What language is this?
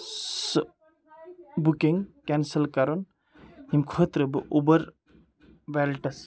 Kashmiri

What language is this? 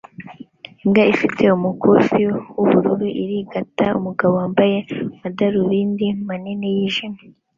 Kinyarwanda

